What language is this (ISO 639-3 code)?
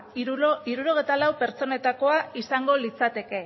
eus